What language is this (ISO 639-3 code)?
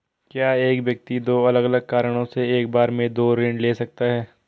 hin